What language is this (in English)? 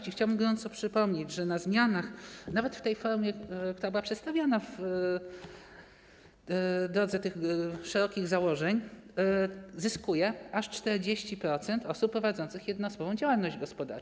Polish